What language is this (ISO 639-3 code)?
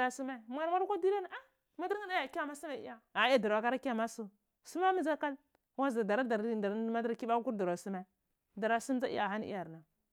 ckl